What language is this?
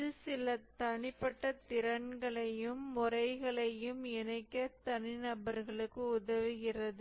Tamil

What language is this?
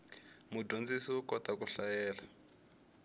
Tsonga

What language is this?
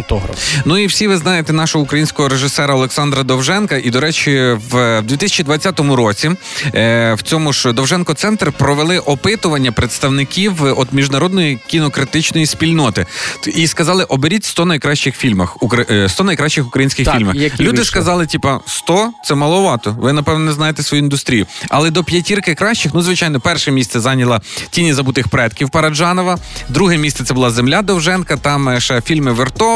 Ukrainian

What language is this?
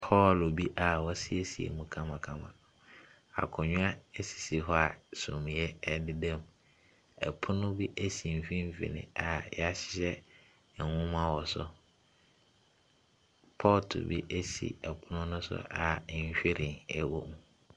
Akan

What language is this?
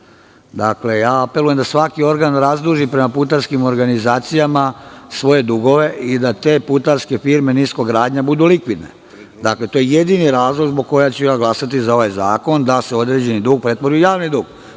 Serbian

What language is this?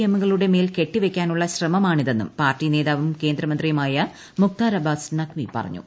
Malayalam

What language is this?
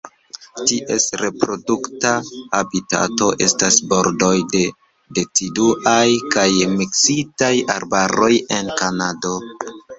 Esperanto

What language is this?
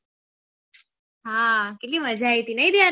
Gujarati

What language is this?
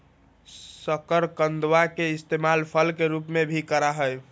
Magahi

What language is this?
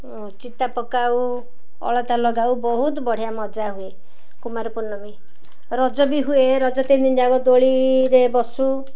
Odia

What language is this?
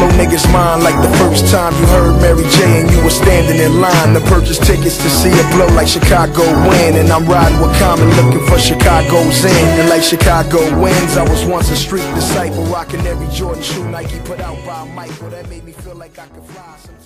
English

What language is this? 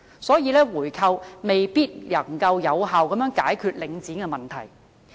Cantonese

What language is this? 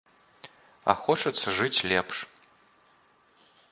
Belarusian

